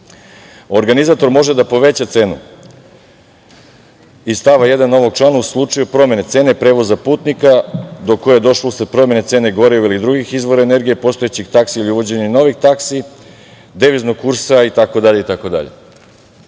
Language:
Serbian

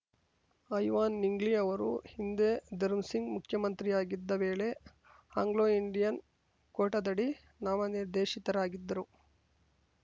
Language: Kannada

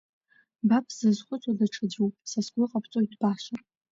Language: Abkhazian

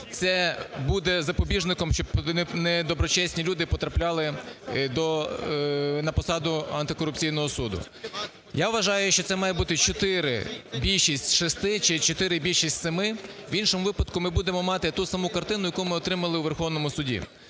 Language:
Ukrainian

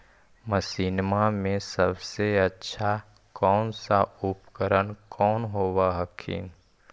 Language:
Magahi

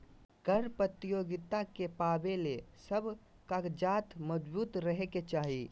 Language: Magahi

